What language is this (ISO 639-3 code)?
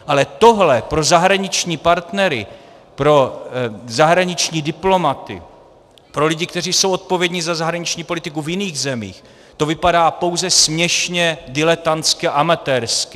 ces